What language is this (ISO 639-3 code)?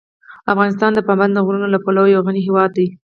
pus